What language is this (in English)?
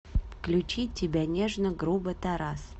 Russian